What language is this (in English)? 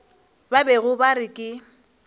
Northern Sotho